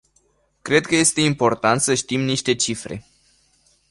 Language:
Romanian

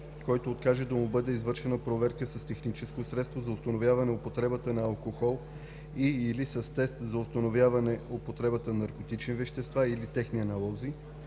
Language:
Bulgarian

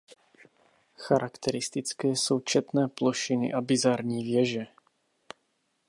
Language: Czech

